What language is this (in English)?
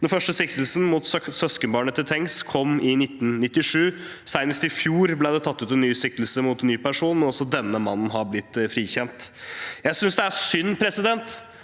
Norwegian